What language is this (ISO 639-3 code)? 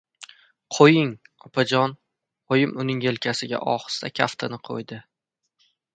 uzb